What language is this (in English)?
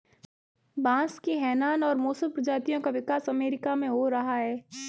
Hindi